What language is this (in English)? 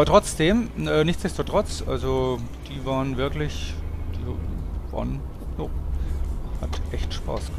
German